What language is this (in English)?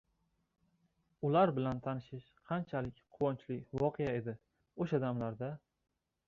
Uzbek